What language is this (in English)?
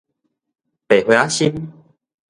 Min Nan Chinese